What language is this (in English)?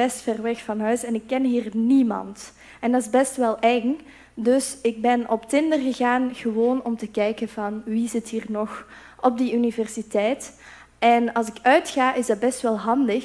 Dutch